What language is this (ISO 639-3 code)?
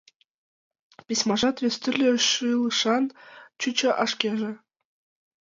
chm